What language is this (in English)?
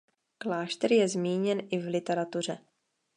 Czech